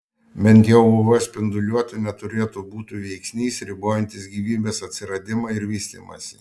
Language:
Lithuanian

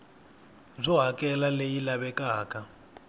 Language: Tsonga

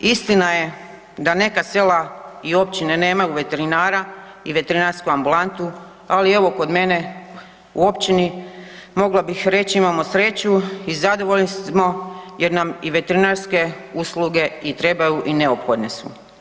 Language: Croatian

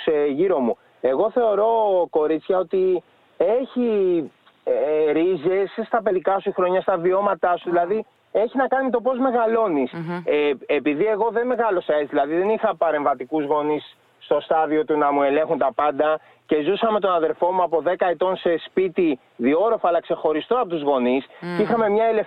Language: Greek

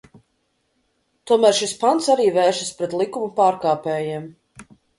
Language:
Latvian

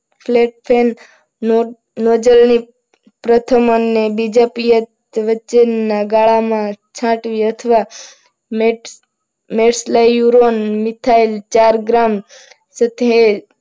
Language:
Gujarati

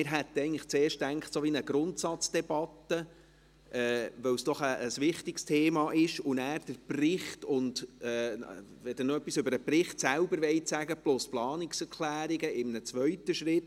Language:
Swiss German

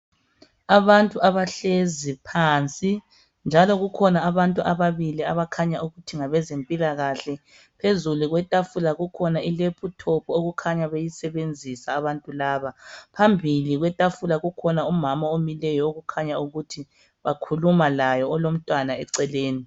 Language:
North Ndebele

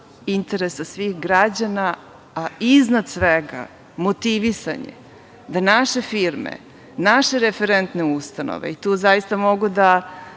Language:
Serbian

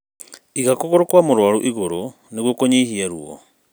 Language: Kikuyu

